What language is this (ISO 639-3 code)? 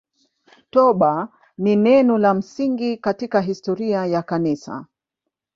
swa